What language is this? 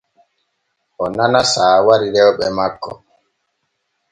Borgu Fulfulde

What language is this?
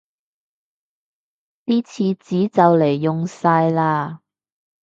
Cantonese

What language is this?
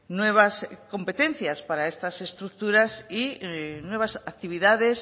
Spanish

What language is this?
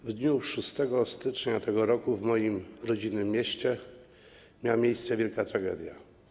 Polish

